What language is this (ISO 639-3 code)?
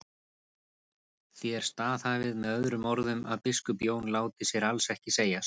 isl